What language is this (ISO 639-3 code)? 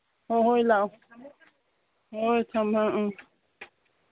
mni